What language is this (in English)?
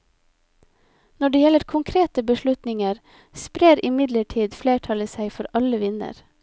Norwegian